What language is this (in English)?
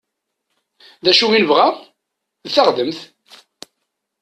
Kabyle